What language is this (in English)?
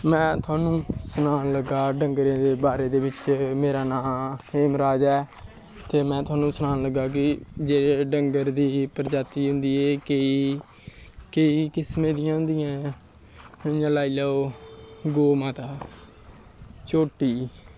Dogri